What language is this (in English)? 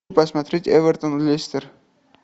Russian